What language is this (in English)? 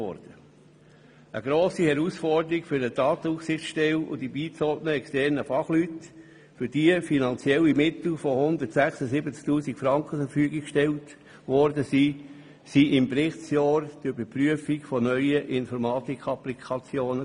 Swiss German